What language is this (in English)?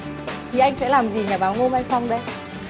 Vietnamese